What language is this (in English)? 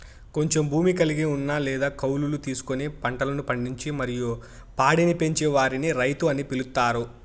Telugu